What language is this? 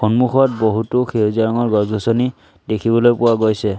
Assamese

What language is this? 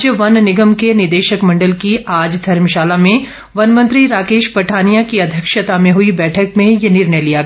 Hindi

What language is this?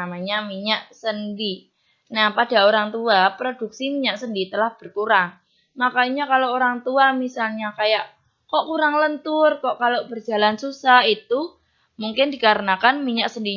Indonesian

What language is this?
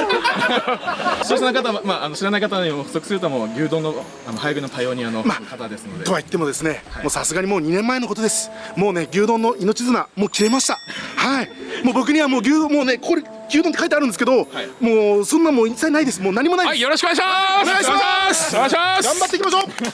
Japanese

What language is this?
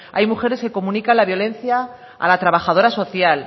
Spanish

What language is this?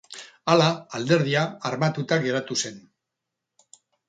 Basque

